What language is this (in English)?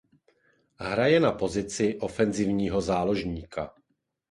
Czech